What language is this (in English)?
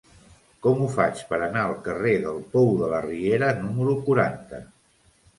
Catalan